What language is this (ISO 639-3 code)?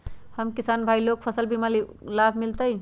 mag